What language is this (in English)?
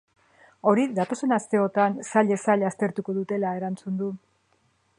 Basque